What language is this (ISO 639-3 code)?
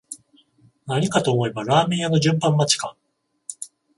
jpn